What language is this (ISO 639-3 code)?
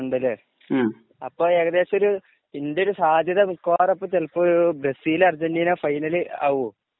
mal